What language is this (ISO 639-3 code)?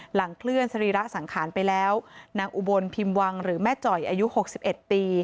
tha